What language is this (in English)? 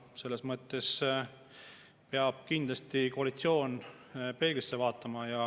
Estonian